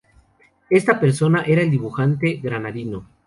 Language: Spanish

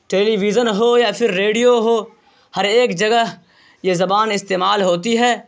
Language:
Urdu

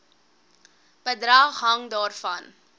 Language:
Afrikaans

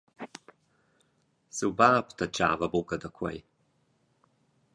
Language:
Romansh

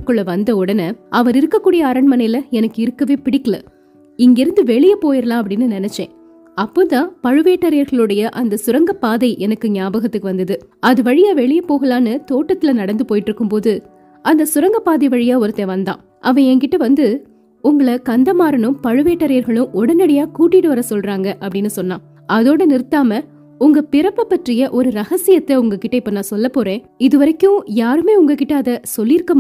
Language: Tamil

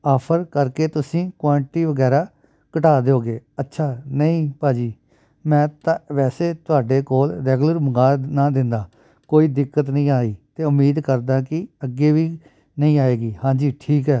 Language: Punjabi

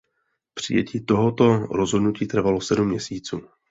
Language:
Czech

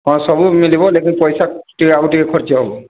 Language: Odia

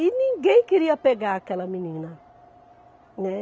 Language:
Portuguese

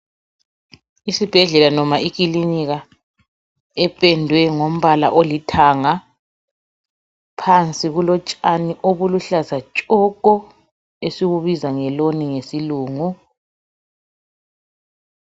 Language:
North Ndebele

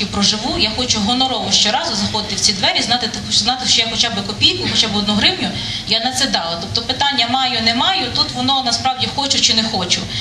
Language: Ukrainian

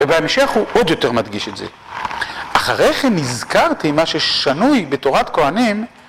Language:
Hebrew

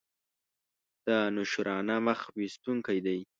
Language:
Pashto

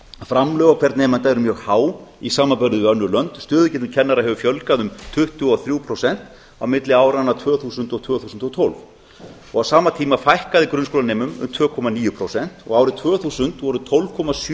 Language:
Icelandic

